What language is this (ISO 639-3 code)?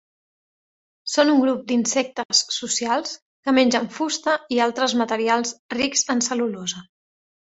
cat